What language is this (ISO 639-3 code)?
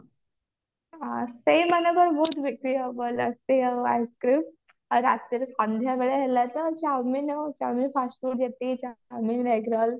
ori